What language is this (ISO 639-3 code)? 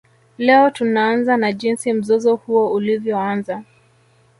swa